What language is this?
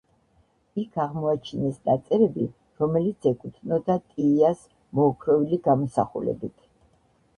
Georgian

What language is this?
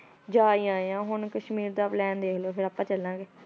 Punjabi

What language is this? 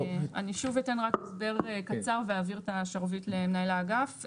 Hebrew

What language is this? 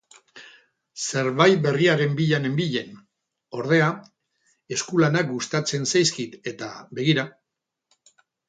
Basque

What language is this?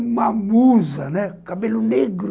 Portuguese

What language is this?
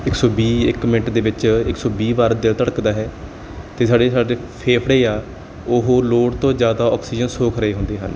Punjabi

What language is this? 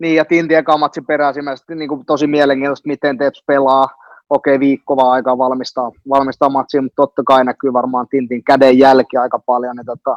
Finnish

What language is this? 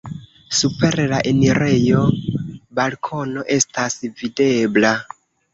Esperanto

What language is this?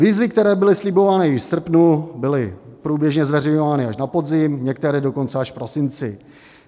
Czech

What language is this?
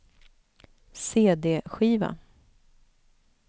Swedish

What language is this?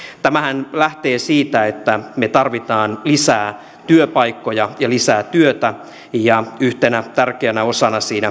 Finnish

